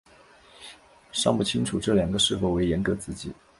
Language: Chinese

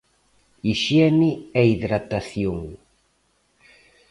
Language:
Galician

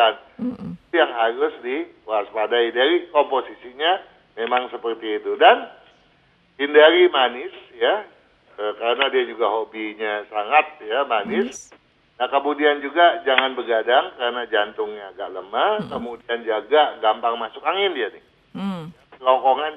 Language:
Indonesian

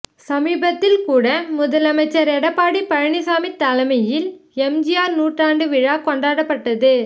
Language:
Tamil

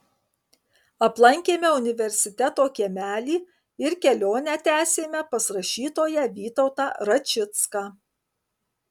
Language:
Lithuanian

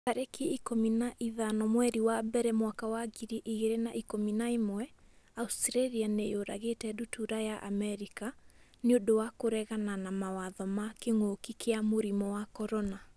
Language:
Kikuyu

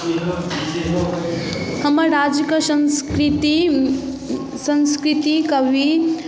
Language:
Maithili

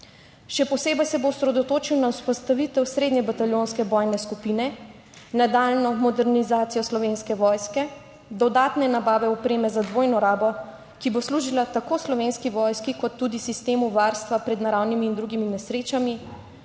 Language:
Slovenian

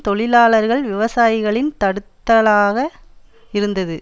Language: Tamil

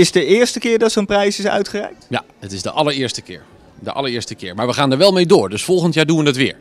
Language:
Dutch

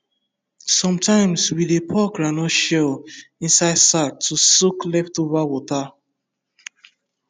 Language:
Nigerian Pidgin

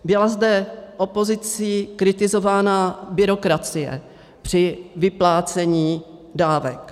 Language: Czech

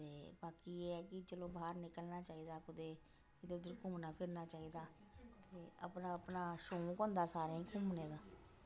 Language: Dogri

